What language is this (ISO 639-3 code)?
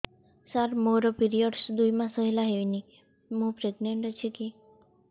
ori